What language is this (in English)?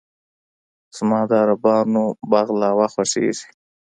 Pashto